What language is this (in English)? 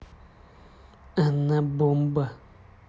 Russian